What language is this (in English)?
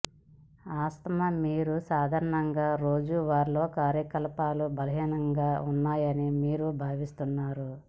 Telugu